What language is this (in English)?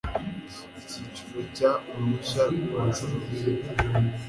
Kinyarwanda